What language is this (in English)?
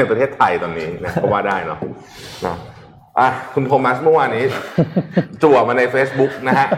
Thai